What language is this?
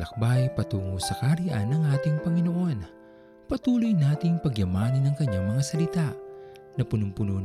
Filipino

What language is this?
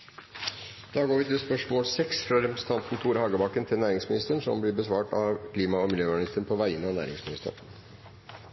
Norwegian Bokmål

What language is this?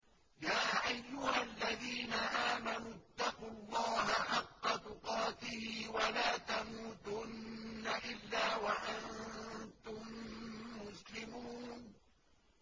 Arabic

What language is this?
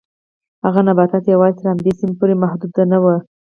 Pashto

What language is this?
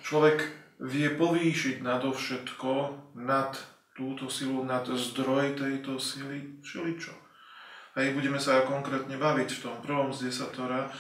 Slovak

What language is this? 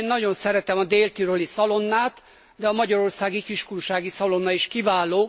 Hungarian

